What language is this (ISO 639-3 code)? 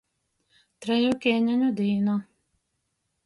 ltg